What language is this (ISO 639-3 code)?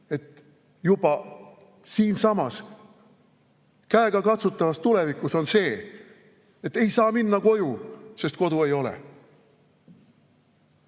est